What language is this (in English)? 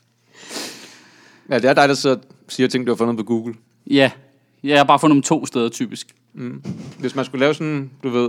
Danish